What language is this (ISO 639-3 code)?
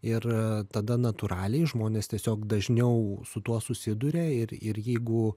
lit